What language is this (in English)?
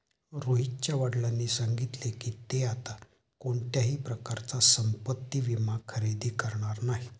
Marathi